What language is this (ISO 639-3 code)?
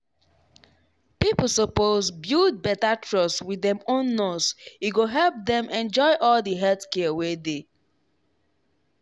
pcm